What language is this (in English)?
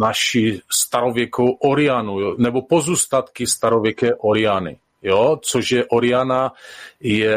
Czech